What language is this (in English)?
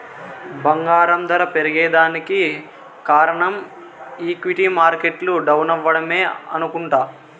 Telugu